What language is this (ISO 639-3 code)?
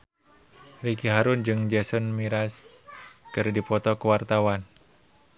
sun